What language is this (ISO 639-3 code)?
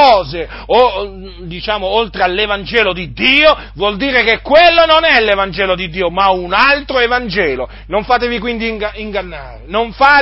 ita